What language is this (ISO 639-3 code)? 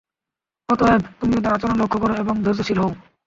ben